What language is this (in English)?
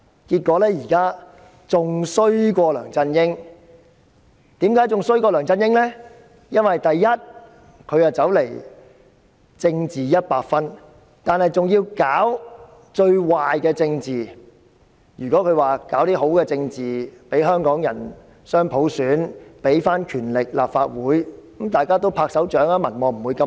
Cantonese